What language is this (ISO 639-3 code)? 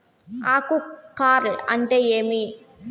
tel